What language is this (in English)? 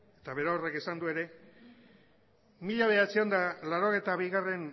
Basque